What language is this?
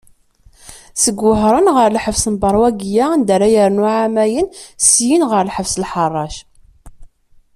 Kabyle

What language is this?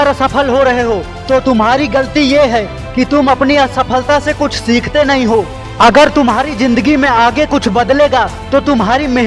Hindi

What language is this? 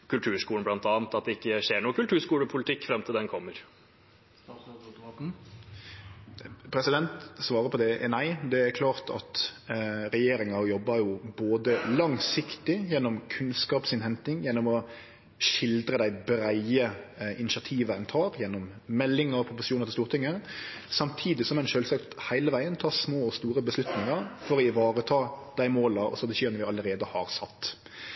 Norwegian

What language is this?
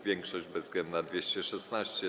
Polish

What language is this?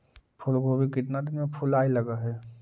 Magahi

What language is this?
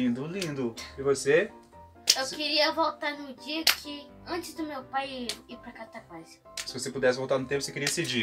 Portuguese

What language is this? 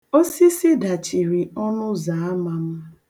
Igbo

